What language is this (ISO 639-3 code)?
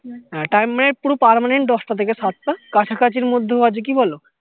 ben